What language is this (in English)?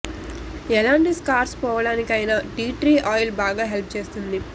Telugu